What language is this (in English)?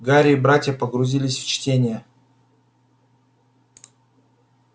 Russian